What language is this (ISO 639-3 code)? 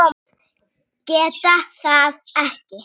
isl